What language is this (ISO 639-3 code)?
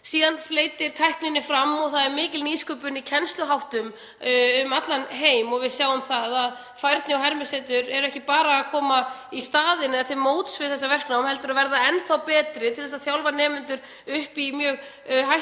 isl